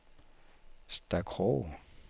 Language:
Danish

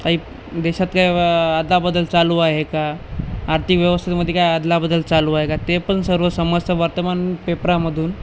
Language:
Marathi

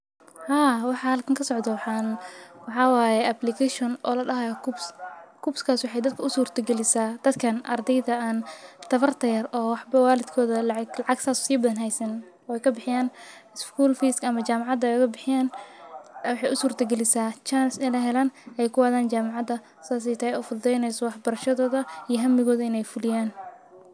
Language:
Somali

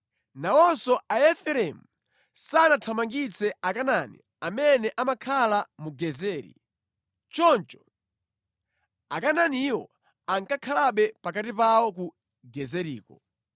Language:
Nyanja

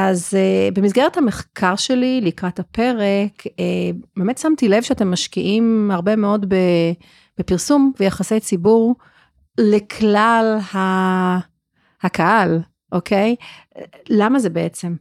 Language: Hebrew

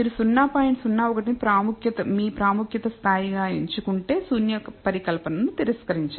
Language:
Telugu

